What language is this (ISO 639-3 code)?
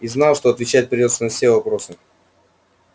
rus